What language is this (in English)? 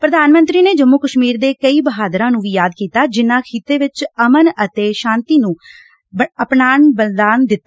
Punjabi